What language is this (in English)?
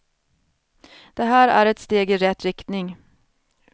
Swedish